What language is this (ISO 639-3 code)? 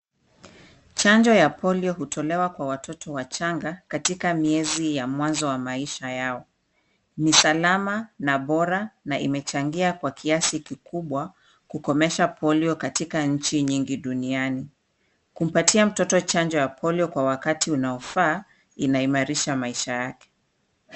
swa